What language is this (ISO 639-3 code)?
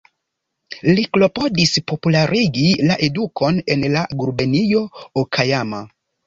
epo